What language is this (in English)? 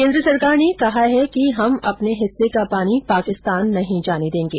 Hindi